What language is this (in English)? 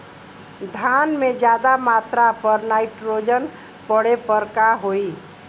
Bhojpuri